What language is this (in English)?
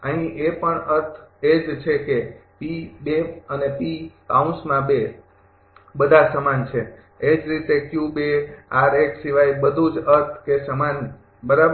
Gujarati